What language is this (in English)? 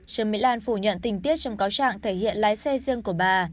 Vietnamese